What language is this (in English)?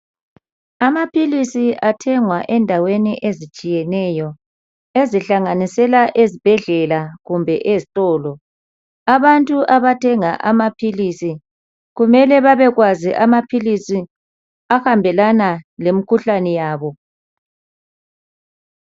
North Ndebele